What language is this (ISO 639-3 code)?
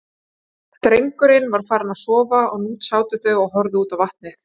isl